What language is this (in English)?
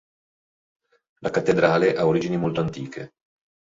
Italian